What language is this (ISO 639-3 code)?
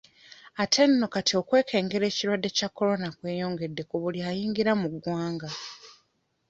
lug